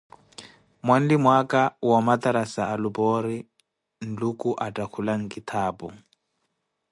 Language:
Koti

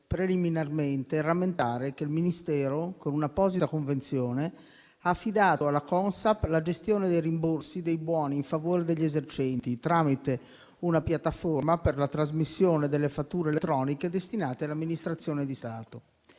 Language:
Italian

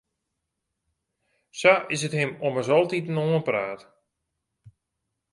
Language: Western Frisian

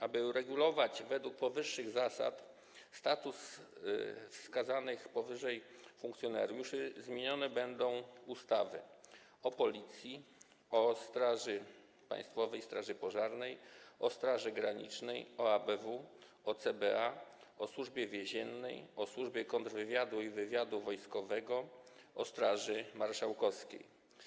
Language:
Polish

